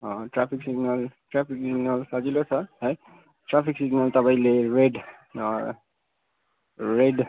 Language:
Nepali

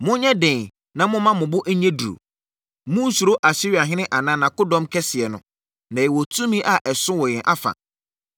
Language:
Akan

